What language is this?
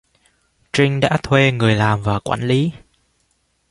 Vietnamese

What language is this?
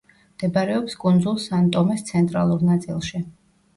Georgian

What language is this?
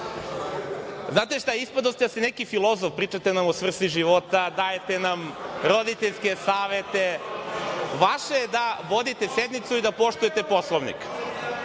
Serbian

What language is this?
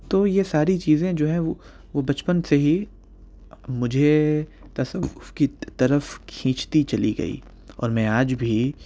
Urdu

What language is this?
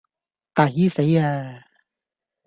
Cantonese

